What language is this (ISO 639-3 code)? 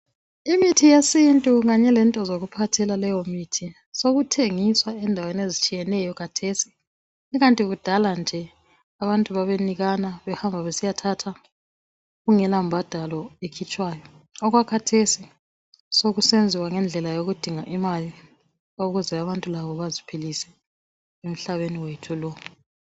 nde